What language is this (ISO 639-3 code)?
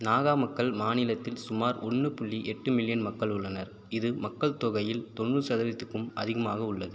tam